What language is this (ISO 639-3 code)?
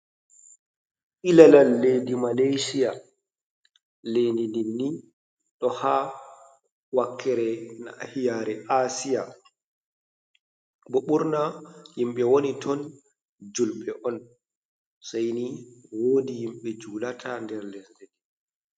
ful